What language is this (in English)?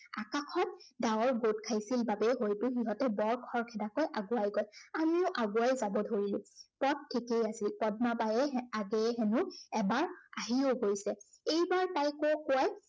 Assamese